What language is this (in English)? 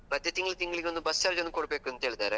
Kannada